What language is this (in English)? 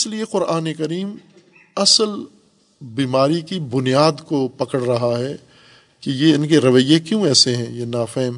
Urdu